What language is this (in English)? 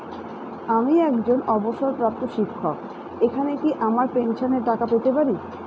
Bangla